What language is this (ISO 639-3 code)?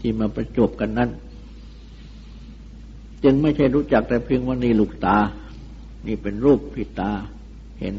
tha